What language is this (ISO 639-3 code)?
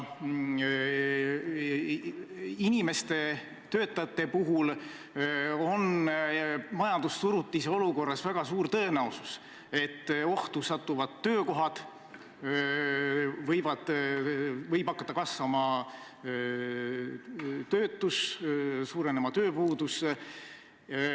est